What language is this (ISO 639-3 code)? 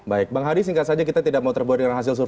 ind